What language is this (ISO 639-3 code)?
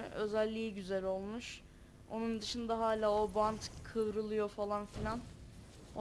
tur